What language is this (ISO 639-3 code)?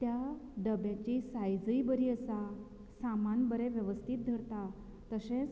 kok